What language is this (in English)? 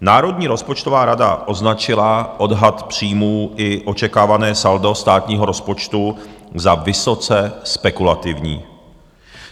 Czech